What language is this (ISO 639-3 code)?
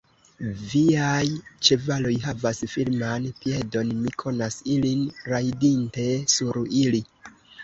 epo